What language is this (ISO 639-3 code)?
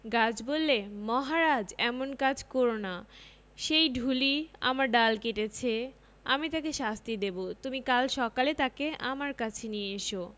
ben